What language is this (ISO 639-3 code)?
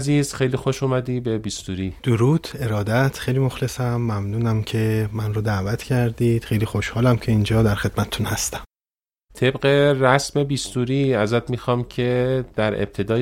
fas